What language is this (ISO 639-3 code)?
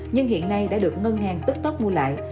vie